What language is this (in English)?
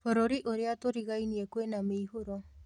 Kikuyu